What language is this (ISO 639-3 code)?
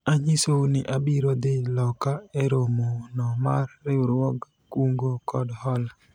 luo